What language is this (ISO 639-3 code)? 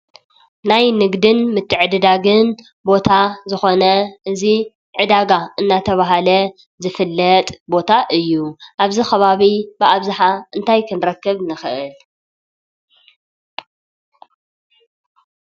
tir